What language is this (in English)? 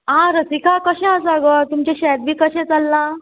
Konkani